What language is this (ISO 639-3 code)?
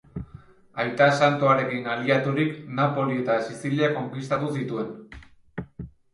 eus